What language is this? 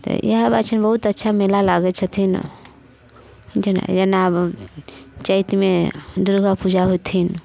Maithili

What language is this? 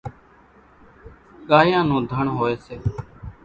Kachi Koli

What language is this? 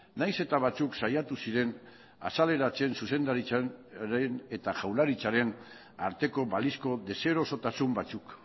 Basque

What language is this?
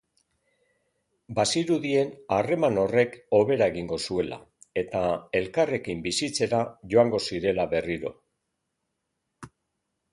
Basque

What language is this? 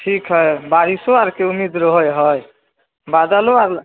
Maithili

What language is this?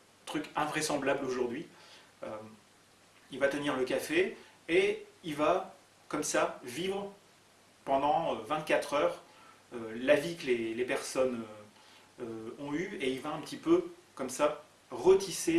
French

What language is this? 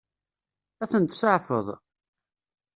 Kabyle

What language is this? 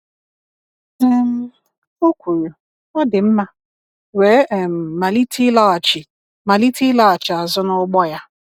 Igbo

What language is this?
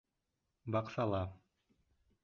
Bashkir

